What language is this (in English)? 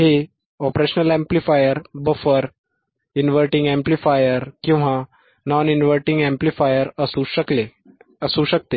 Marathi